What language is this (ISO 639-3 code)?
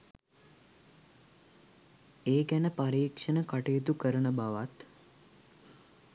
sin